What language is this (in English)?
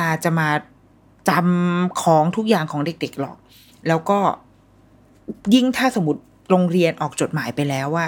Thai